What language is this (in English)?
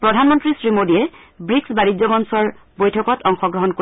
Assamese